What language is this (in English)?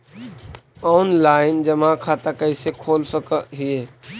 Magahi